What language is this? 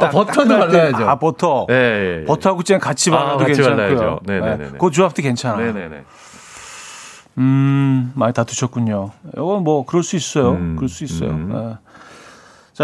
Korean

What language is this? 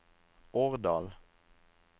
Norwegian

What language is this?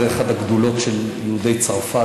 Hebrew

